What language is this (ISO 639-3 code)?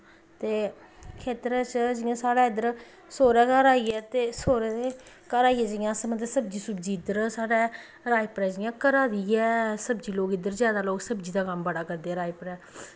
doi